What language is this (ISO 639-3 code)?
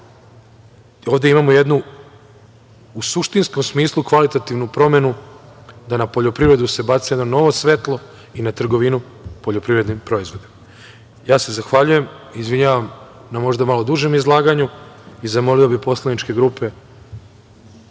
srp